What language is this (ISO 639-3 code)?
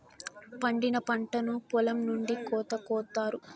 tel